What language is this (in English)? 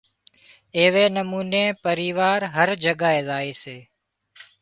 Wadiyara Koli